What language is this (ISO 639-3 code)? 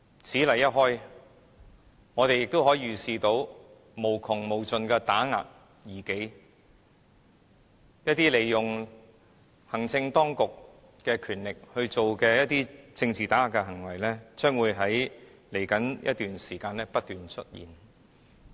yue